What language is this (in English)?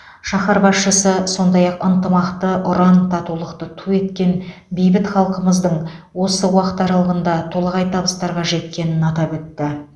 Kazakh